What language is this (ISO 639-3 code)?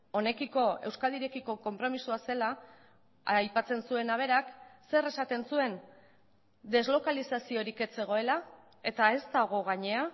eus